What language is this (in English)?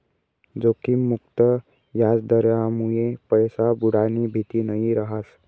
Marathi